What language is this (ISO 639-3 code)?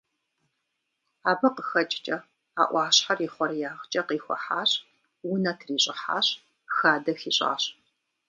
kbd